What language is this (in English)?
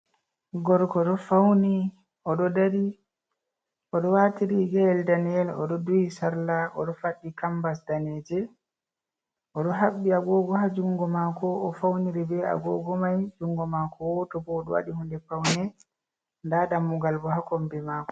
Fula